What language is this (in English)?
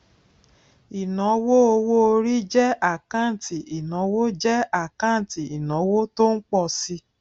Yoruba